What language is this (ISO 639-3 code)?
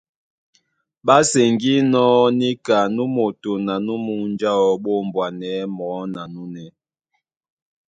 dua